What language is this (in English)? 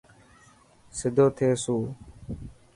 Dhatki